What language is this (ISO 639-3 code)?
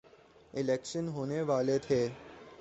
urd